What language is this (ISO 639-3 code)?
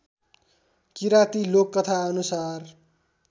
nep